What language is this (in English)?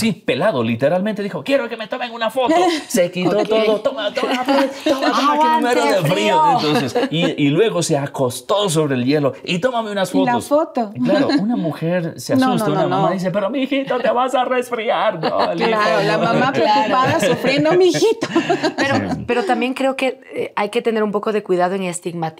Spanish